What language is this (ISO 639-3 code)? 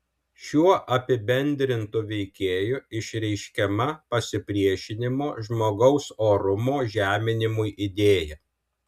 lit